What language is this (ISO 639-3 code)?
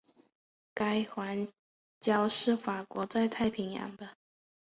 zho